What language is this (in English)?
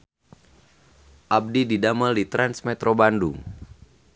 Sundanese